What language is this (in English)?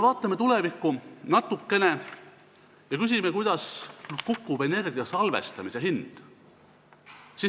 Estonian